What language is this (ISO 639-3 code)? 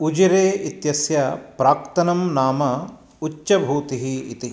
san